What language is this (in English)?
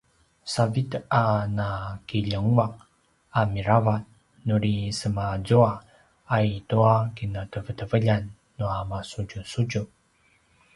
Paiwan